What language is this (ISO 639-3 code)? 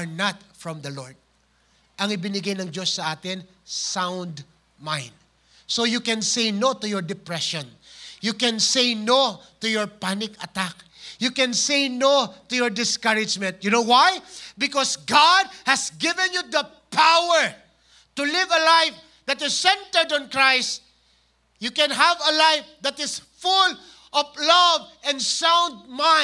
fil